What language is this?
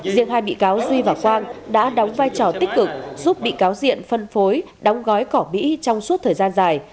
Vietnamese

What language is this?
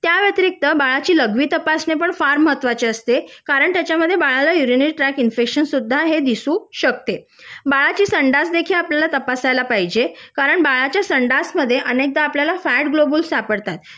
Marathi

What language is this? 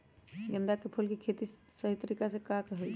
Magahi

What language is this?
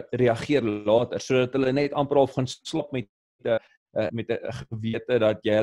Dutch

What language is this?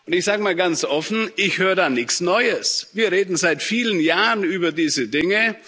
German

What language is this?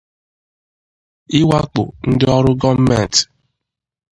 Igbo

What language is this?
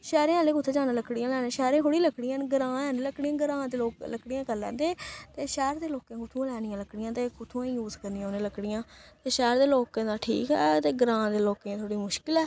Dogri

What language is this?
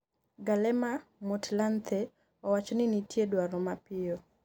Luo (Kenya and Tanzania)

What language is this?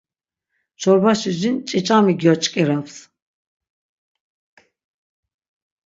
Laz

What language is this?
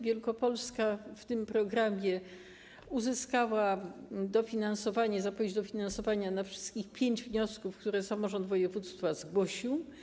Polish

